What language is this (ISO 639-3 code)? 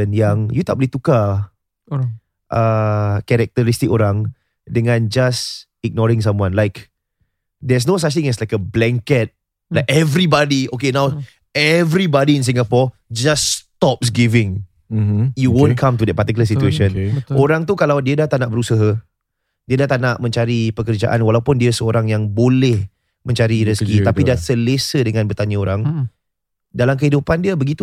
msa